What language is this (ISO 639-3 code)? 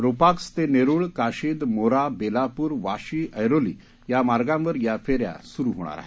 mar